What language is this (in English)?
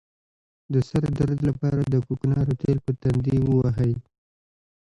Pashto